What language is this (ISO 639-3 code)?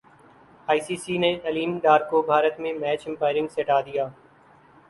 urd